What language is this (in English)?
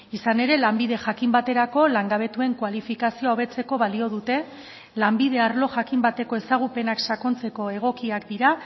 Basque